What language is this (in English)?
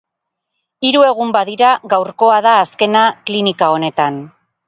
Basque